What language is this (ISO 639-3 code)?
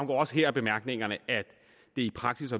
dan